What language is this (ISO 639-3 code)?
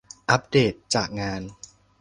tha